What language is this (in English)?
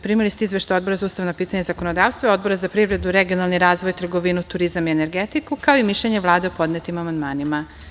Serbian